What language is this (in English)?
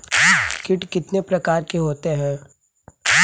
Hindi